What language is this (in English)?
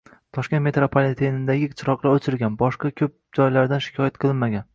Uzbek